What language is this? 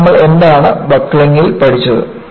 Malayalam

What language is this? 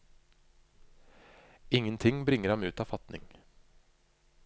Norwegian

